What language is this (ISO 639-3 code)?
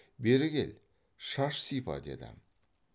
kaz